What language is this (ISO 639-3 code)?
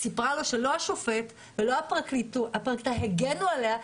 heb